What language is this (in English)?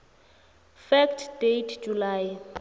South Ndebele